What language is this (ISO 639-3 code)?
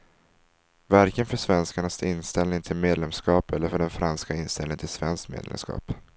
swe